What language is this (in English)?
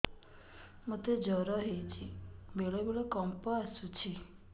Odia